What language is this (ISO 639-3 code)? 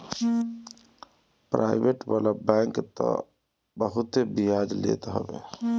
bho